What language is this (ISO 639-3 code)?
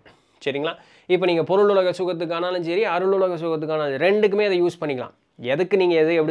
tam